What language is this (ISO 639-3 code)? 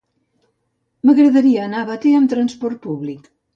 cat